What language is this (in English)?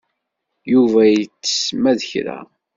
Kabyle